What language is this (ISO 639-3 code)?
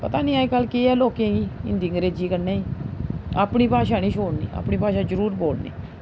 doi